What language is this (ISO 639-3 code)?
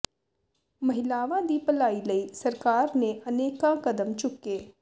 pan